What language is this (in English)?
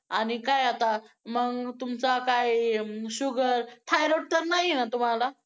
Marathi